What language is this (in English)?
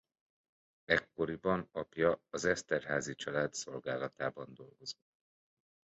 Hungarian